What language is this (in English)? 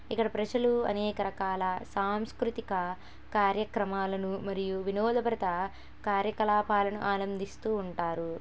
Telugu